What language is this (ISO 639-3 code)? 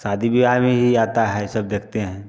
hin